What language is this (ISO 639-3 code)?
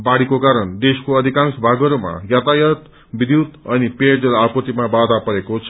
nep